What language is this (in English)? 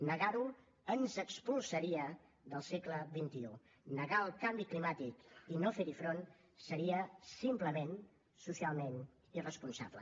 Catalan